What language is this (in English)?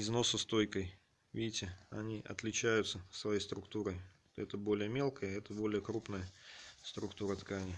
Russian